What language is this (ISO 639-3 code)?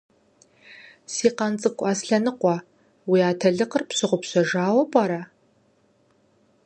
kbd